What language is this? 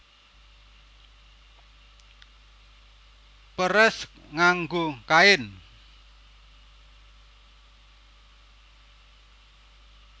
Javanese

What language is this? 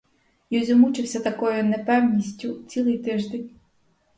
Ukrainian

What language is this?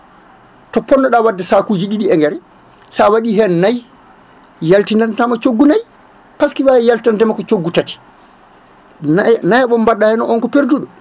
Fula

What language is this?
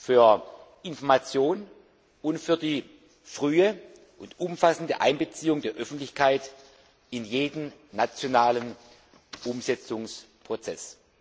German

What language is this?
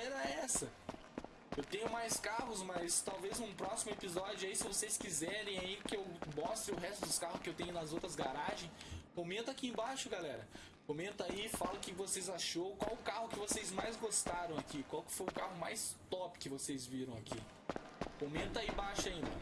Portuguese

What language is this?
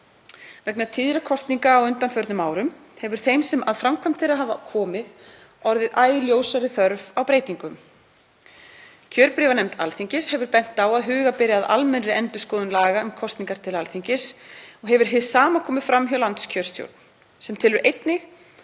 Icelandic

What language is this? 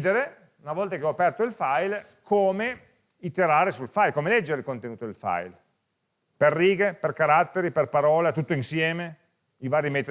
Italian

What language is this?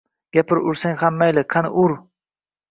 Uzbek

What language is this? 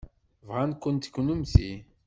Kabyle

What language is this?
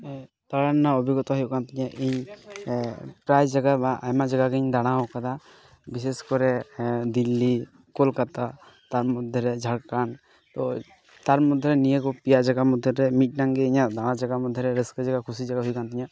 Santali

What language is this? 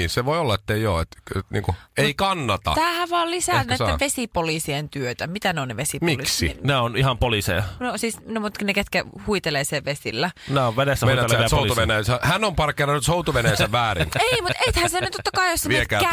Finnish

